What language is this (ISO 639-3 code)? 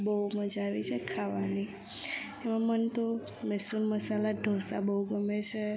guj